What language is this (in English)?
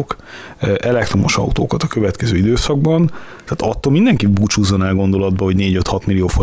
Hungarian